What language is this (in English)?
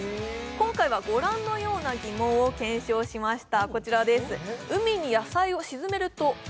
Japanese